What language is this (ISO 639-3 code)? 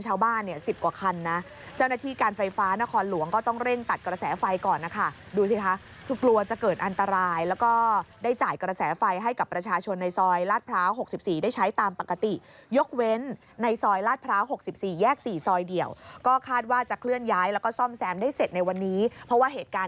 tha